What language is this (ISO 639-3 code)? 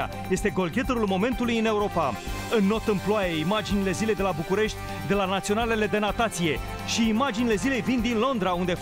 ron